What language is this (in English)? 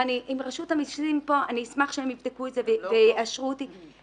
Hebrew